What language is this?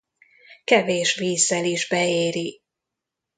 Hungarian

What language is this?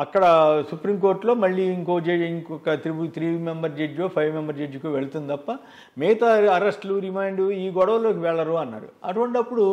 Telugu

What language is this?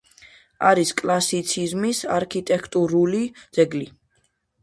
Georgian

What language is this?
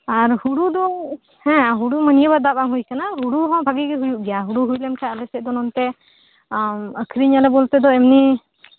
Santali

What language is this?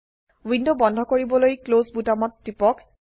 Assamese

